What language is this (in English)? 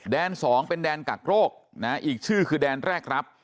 Thai